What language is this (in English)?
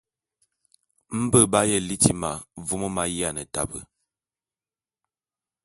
Bulu